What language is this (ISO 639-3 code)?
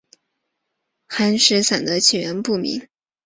zho